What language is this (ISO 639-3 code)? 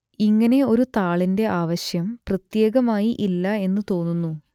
mal